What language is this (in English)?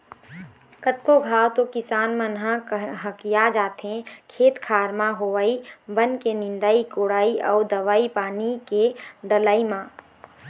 Chhattisgarhi